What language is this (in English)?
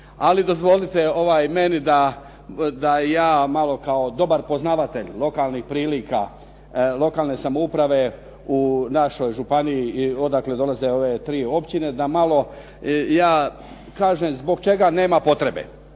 Croatian